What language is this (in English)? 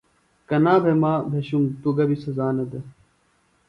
Phalura